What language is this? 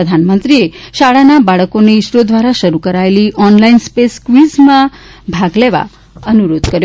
Gujarati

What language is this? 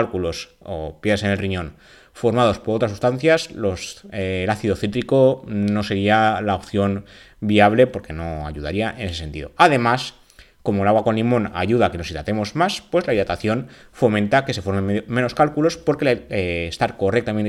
Spanish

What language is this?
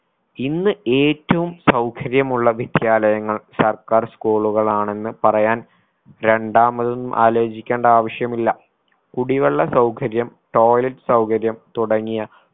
Malayalam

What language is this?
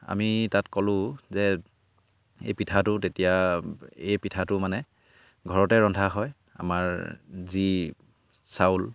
Assamese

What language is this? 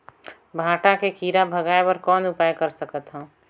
Chhattisgarhi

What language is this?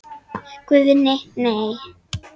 Icelandic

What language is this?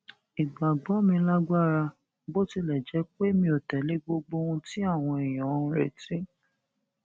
Yoruba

